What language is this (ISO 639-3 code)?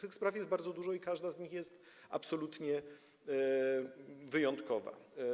pol